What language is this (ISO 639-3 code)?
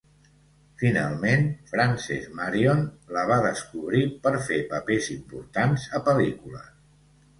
cat